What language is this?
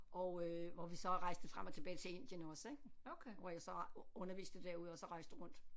Danish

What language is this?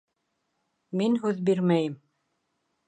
Bashkir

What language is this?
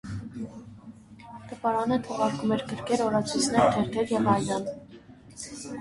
Armenian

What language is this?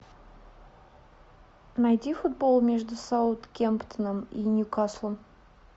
Russian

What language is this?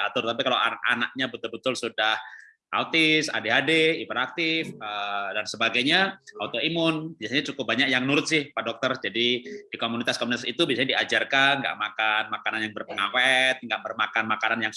Indonesian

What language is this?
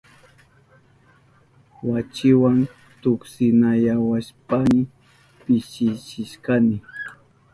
Southern Pastaza Quechua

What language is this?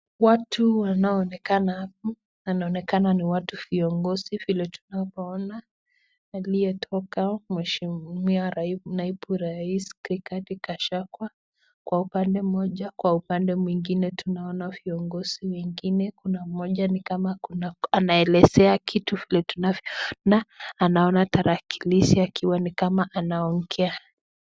Swahili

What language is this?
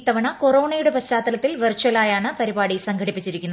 Malayalam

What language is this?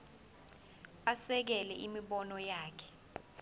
Zulu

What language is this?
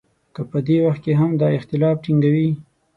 Pashto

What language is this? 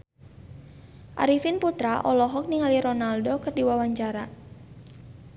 Sundanese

